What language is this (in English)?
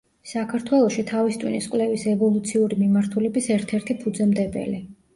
Georgian